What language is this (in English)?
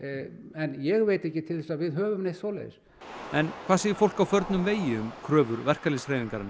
Icelandic